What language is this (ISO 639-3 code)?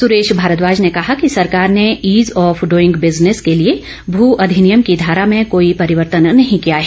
hin